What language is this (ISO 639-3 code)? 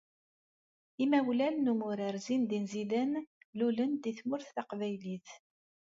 kab